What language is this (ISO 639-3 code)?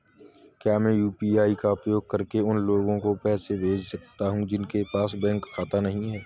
hin